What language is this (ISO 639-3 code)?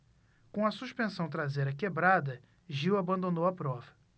por